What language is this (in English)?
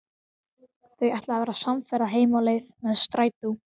Icelandic